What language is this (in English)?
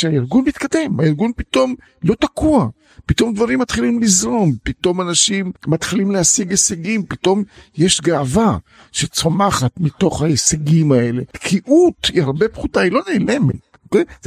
Hebrew